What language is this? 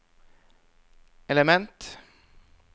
Norwegian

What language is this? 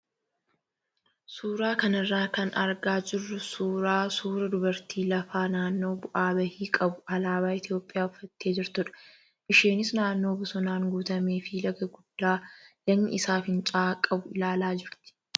Oromo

